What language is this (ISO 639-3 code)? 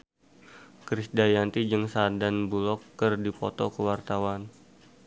sun